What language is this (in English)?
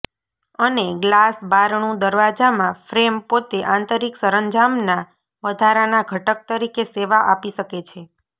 Gujarati